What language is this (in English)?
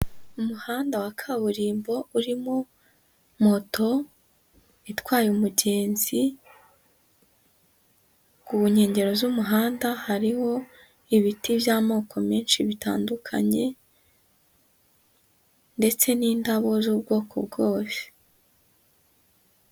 Kinyarwanda